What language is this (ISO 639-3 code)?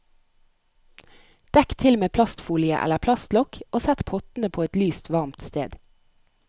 nor